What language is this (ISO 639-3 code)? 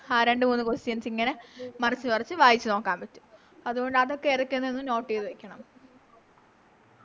mal